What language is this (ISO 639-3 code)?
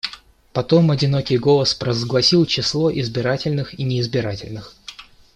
rus